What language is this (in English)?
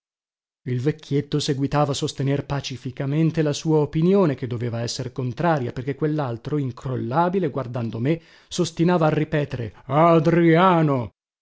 Italian